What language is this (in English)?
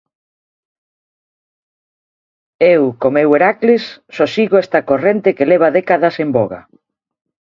Galician